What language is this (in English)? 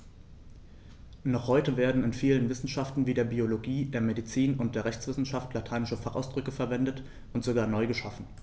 German